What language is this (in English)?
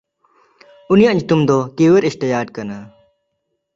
Santali